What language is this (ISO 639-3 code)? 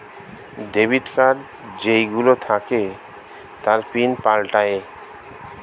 ben